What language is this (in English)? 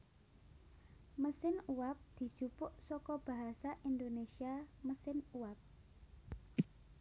Javanese